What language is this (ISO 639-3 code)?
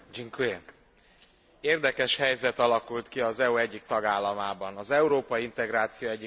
hun